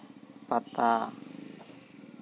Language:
Santali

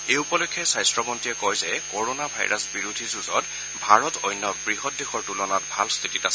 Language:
Assamese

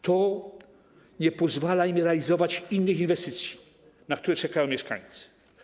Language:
Polish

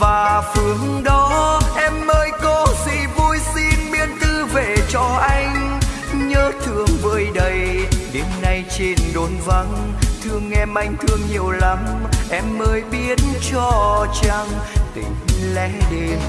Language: Vietnamese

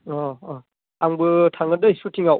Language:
Bodo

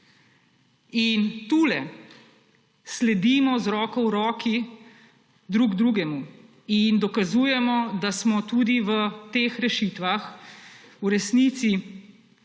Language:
Slovenian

